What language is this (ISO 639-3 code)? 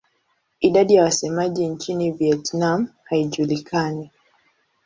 swa